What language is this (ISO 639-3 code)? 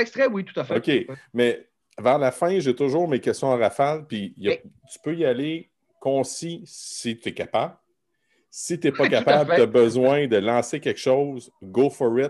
fra